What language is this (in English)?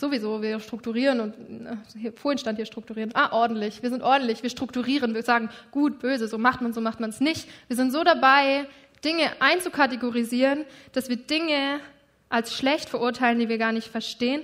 German